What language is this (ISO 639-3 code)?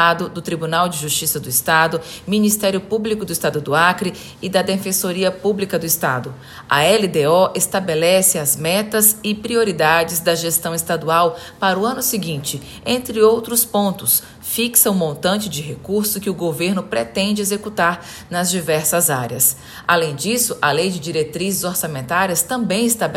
por